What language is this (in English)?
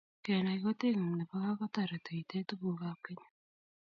Kalenjin